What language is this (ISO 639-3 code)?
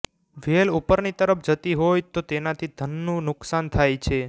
guj